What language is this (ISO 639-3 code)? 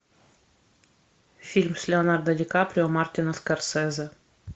rus